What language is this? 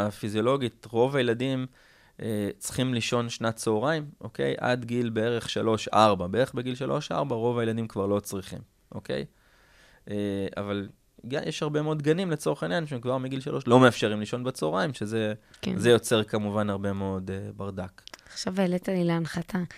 Hebrew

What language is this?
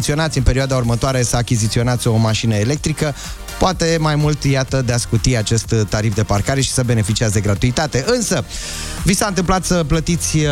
Romanian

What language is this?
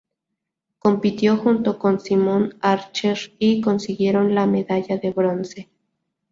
Spanish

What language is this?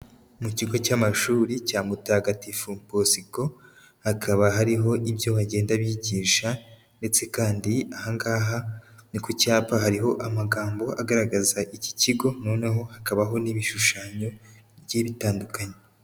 Kinyarwanda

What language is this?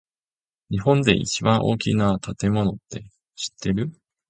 Japanese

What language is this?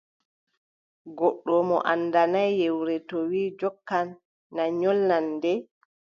Adamawa Fulfulde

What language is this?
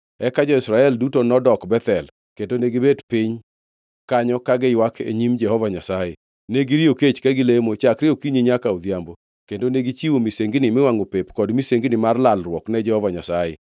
Luo (Kenya and Tanzania)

